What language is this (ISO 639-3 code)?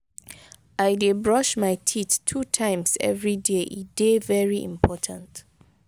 pcm